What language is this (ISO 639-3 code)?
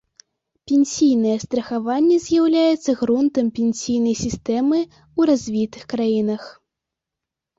bel